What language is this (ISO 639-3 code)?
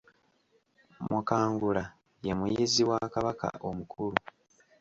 lug